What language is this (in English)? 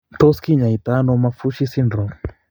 Kalenjin